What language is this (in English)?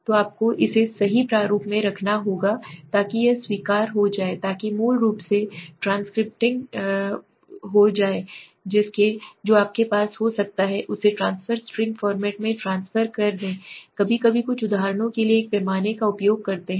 Hindi